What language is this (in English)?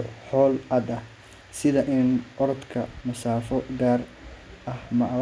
Somali